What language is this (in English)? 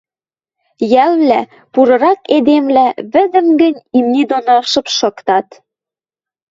Western Mari